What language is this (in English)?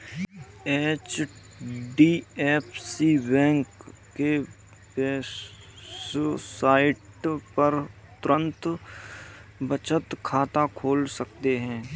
Hindi